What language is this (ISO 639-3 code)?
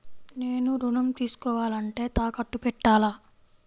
tel